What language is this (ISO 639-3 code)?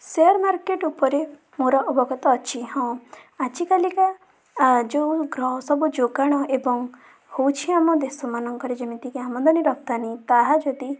ori